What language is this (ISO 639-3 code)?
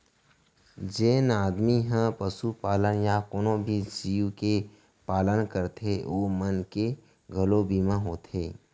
hne